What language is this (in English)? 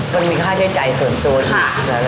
Thai